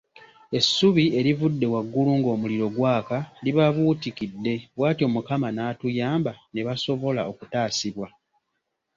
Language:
Ganda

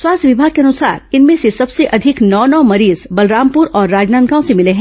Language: Hindi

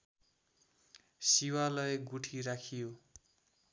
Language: Nepali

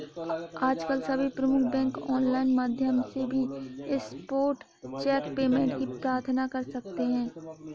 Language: Hindi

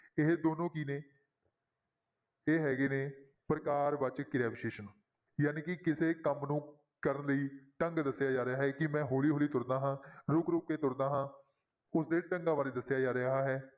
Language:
Punjabi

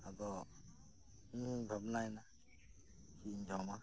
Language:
Santali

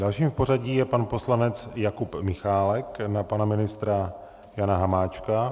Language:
Czech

